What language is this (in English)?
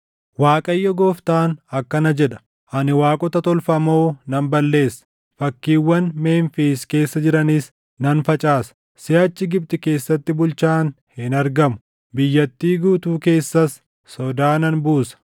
Oromo